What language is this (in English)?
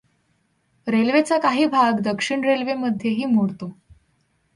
Marathi